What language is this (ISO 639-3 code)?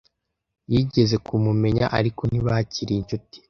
kin